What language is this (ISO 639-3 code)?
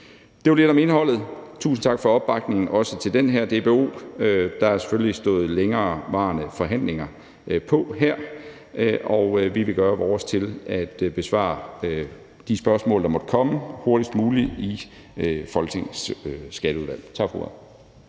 dan